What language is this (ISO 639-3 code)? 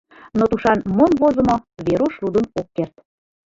chm